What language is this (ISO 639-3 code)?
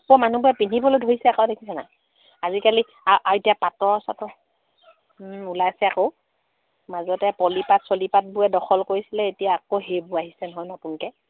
asm